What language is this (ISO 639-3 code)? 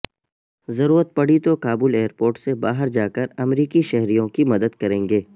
urd